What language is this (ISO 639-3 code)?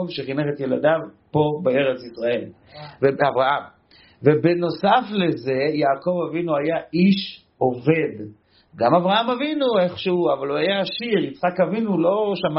heb